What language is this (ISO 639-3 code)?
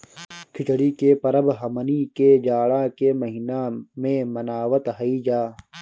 bho